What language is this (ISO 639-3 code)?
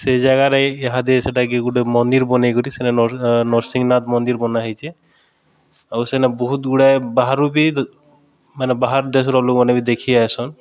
ori